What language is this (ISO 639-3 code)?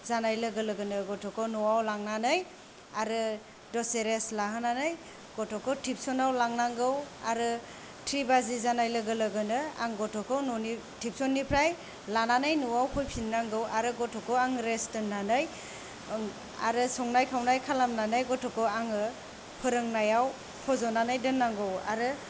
brx